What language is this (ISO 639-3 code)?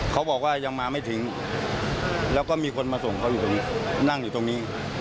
tha